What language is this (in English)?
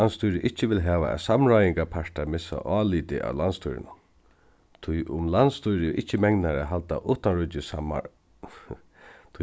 Faroese